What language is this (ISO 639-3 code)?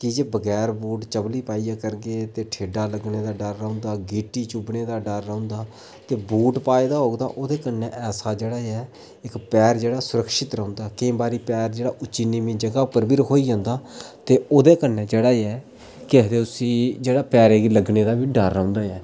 doi